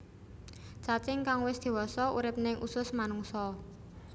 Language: Javanese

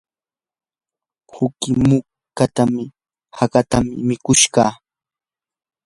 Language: Yanahuanca Pasco Quechua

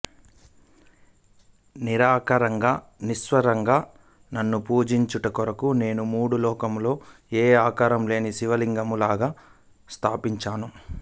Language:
Telugu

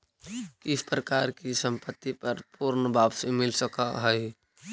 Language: Magahi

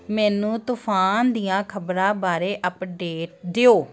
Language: Punjabi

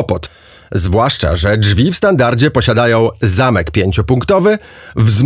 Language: Polish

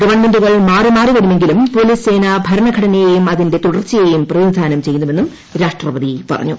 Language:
Malayalam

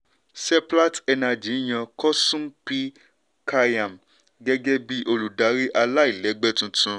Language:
Yoruba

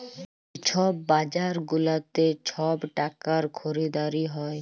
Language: Bangla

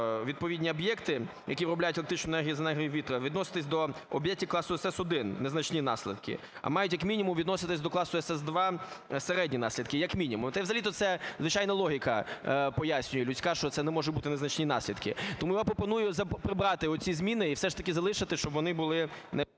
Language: Ukrainian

